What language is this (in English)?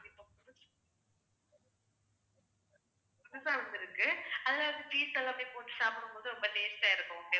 Tamil